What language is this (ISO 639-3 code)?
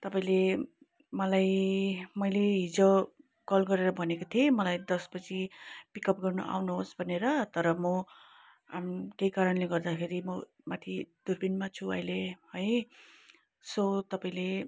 nep